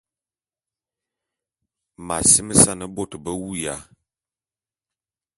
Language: Bulu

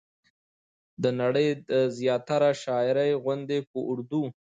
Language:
Pashto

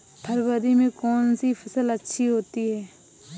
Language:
Hindi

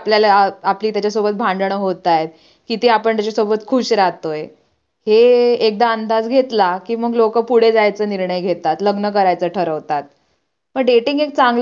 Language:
Marathi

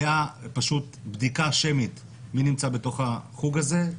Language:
Hebrew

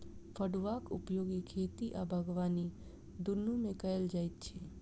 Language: Maithili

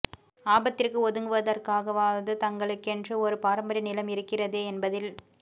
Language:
Tamil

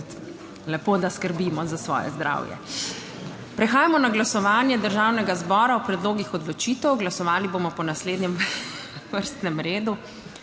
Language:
Slovenian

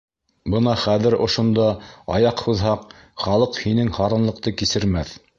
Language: Bashkir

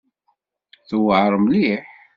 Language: Kabyle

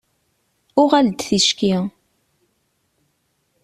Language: Kabyle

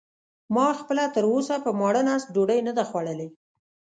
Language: Pashto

